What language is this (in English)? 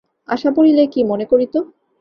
Bangla